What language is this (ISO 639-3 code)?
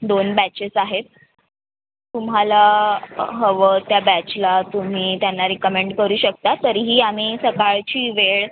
mar